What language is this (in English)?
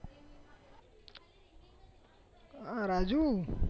Gujarati